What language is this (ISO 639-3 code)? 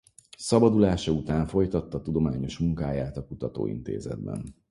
hun